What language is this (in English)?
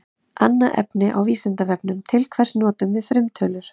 Icelandic